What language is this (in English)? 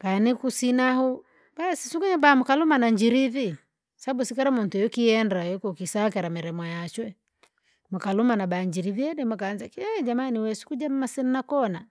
Langi